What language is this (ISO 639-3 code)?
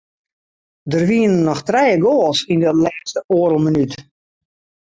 fry